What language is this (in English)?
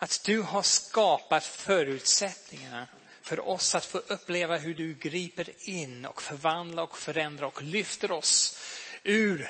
Swedish